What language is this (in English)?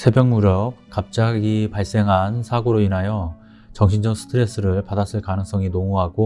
Korean